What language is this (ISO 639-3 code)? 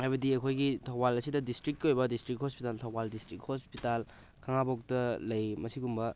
mni